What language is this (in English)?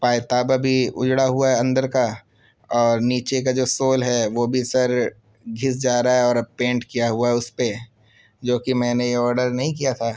Urdu